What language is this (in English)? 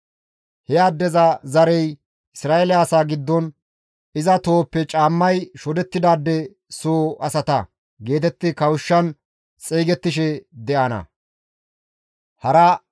Gamo